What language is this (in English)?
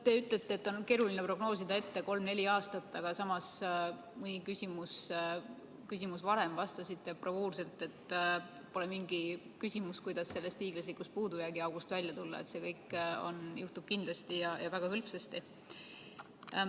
Estonian